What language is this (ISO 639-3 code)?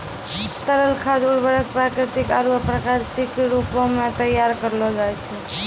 mai